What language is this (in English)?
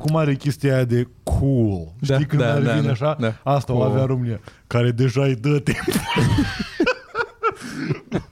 Romanian